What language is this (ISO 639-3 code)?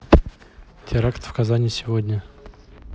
rus